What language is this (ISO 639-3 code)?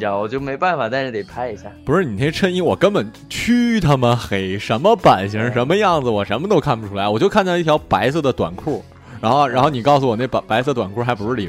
zho